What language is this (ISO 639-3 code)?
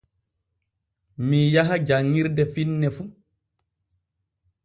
fue